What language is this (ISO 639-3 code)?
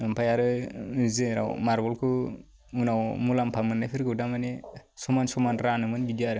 brx